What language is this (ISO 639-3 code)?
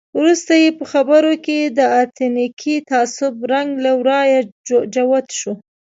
pus